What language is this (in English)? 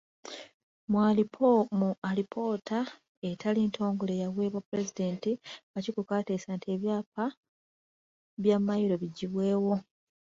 Ganda